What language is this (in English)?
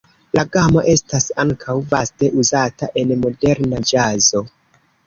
Esperanto